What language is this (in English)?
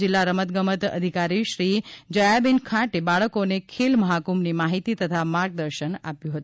Gujarati